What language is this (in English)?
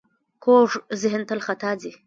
Pashto